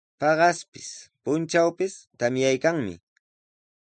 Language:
Sihuas Ancash Quechua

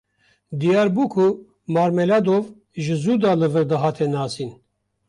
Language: Kurdish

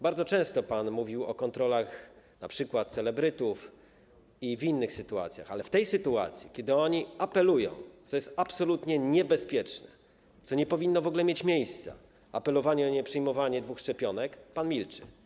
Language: Polish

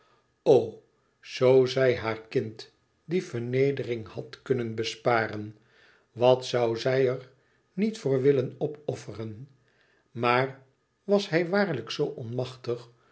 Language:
Dutch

